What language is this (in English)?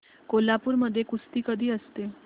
Marathi